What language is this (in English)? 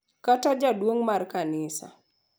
Luo (Kenya and Tanzania)